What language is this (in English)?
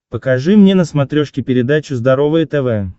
Russian